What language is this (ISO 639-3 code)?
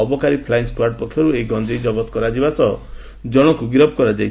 ori